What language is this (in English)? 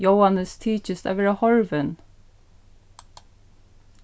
Faroese